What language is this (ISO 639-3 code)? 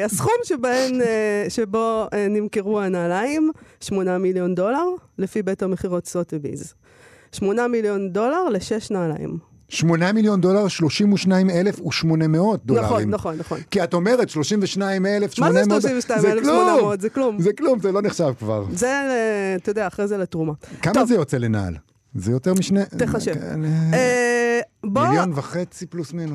heb